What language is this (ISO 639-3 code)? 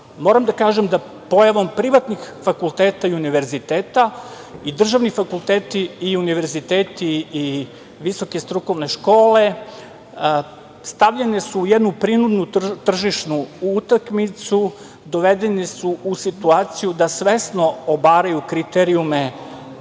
srp